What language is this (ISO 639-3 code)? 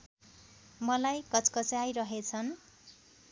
nep